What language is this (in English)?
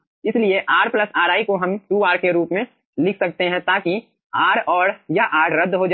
Hindi